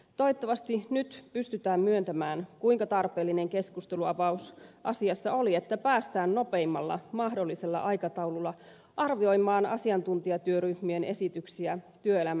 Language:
Finnish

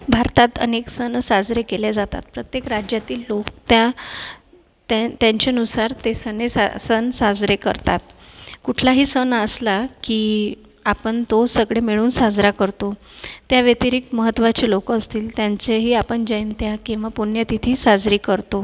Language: Marathi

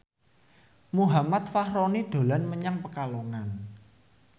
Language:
Javanese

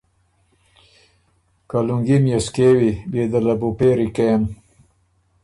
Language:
Ormuri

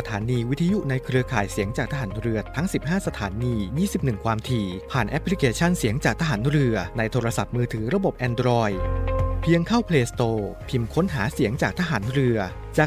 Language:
Thai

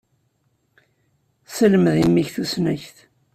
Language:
Kabyle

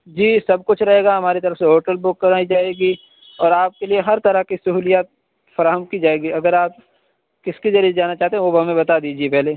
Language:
Urdu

